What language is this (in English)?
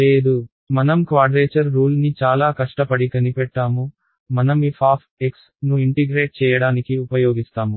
Telugu